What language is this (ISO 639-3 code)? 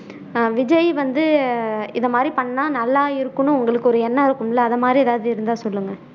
tam